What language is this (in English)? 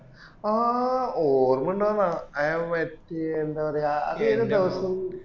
Malayalam